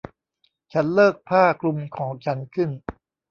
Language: Thai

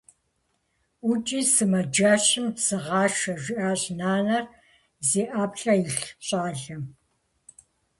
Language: Kabardian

